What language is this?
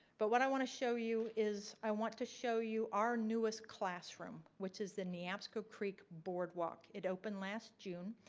English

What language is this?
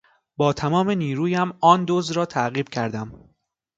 Persian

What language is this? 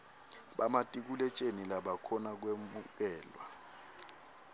Swati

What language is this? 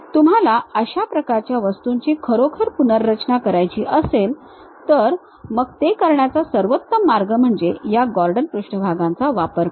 Marathi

